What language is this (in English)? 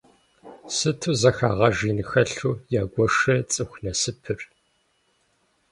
Kabardian